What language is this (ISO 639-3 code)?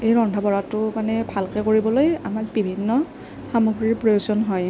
asm